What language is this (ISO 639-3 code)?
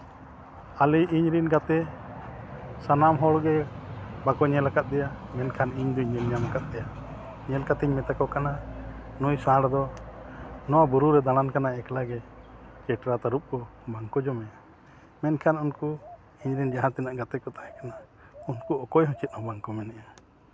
sat